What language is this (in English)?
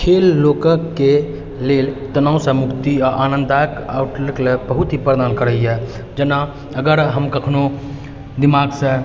Maithili